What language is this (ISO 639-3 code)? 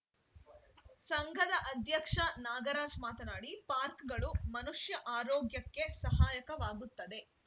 kan